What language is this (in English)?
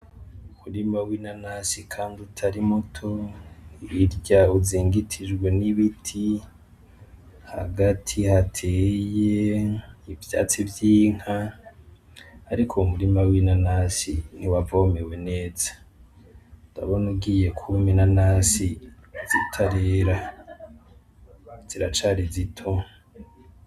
Rundi